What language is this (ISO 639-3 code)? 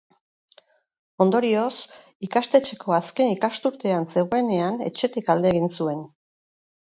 eus